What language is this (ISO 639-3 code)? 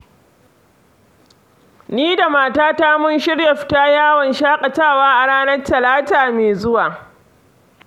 hau